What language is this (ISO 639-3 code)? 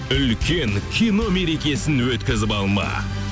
kaz